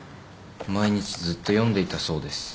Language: Japanese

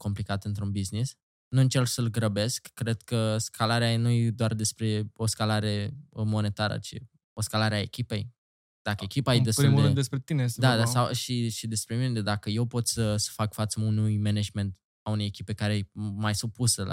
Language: Romanian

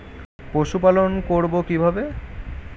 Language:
Bangla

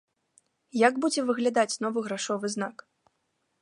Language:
Belarusian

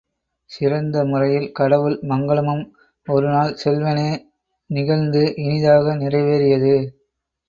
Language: Tamil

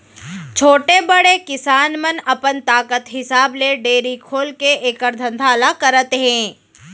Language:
Chhattisgarhi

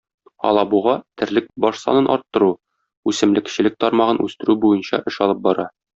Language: Tatar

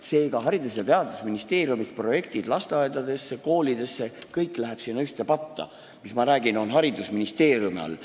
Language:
Estonian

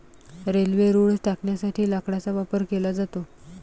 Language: Marathi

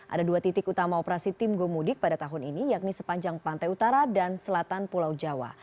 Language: Indonesian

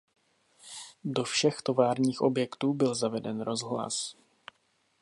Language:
Czech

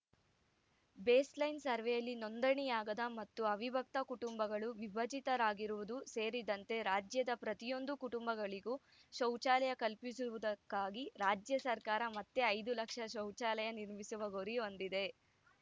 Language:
Kannada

